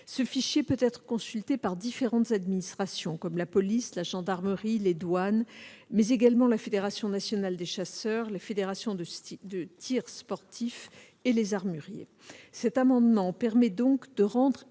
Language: French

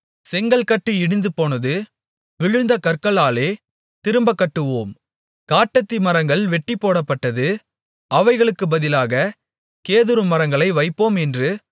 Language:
Tamil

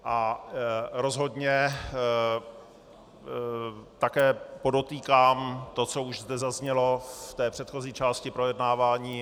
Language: Czech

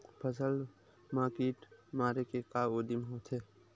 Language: Chhattisgarhi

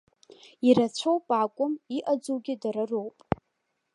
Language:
Abkhazian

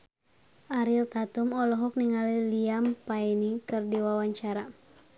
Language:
Sundanese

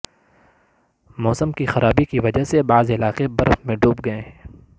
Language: Urdu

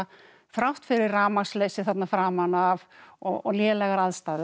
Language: Icelandic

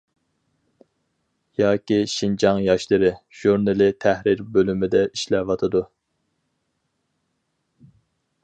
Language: Uyghur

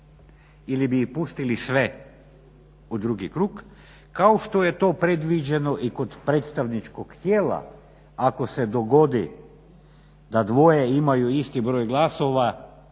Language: Croatian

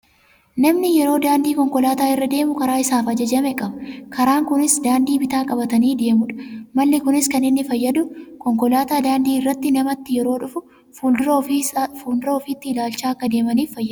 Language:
Oromo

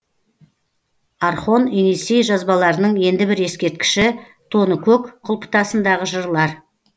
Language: Kazakh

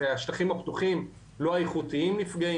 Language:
Hebrew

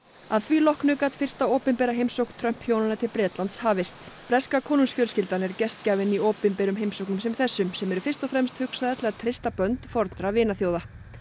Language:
Icelandic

